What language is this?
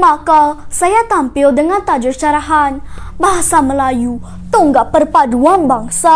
Malay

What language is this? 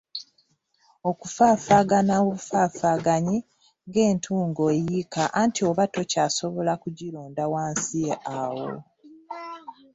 Ganda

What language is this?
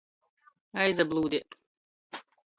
Latgalian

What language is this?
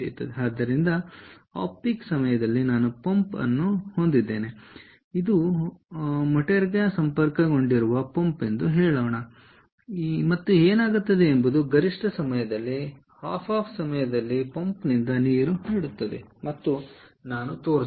Kannada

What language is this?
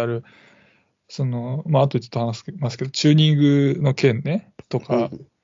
Japanese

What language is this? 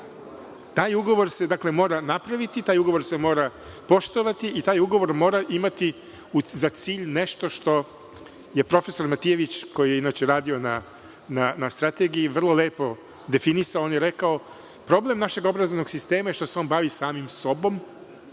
Serbian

